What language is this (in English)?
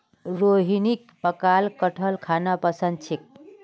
Magahi